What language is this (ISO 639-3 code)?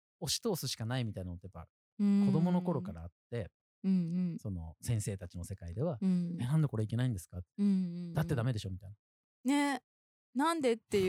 jpn